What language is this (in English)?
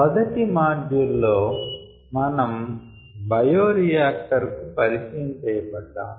Telugu